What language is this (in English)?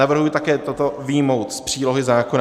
Czech